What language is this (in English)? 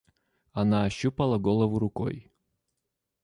Russian